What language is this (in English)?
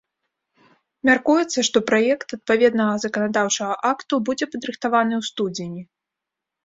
Belarusian